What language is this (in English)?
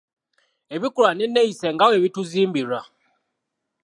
Ganda